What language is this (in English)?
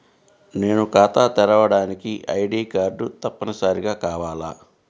Telugu